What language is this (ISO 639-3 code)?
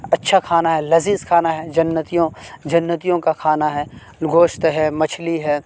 urd